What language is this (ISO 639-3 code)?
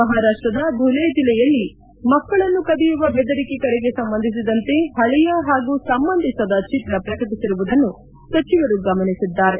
kan